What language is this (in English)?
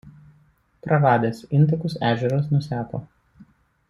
Lithuanian